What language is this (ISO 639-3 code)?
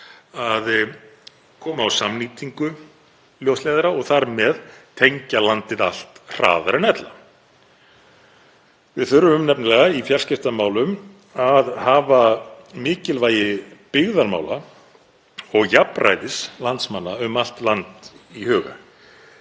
isl